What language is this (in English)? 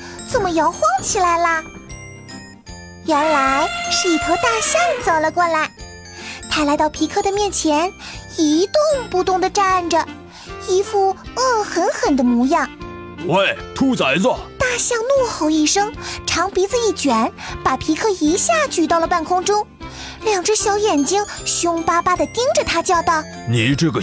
Chinese